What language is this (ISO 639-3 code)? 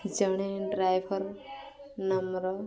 ori